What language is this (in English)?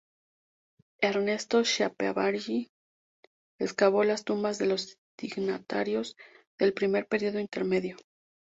Spanish